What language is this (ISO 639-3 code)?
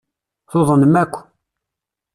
kab